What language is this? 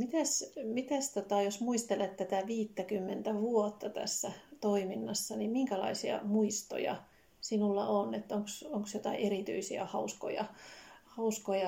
Finnish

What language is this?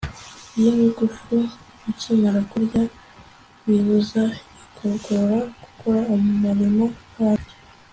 Kinyarwanda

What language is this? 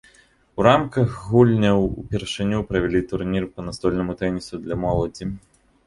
Belarusian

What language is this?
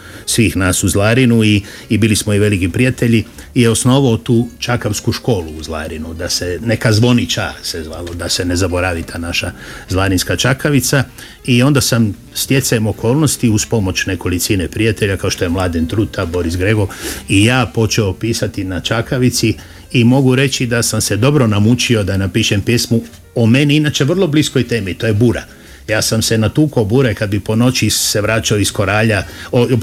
Croatian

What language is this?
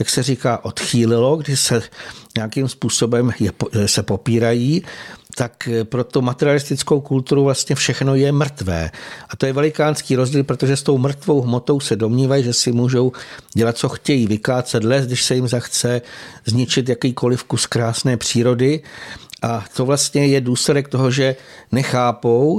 Czech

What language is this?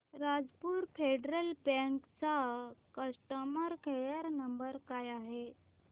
Marathi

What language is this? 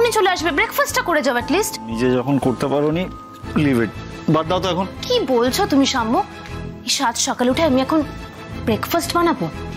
Hindi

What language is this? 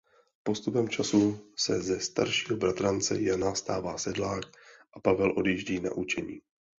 Czech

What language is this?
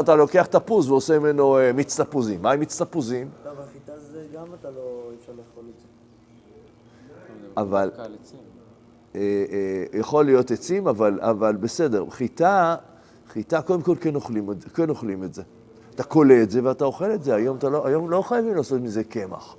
Hebrew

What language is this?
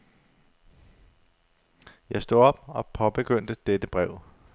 Danish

